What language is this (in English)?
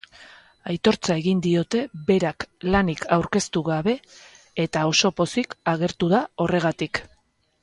Basque